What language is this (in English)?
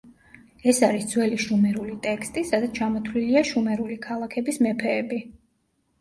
Georgian